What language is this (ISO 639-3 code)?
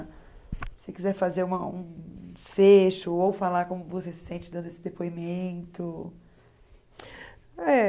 por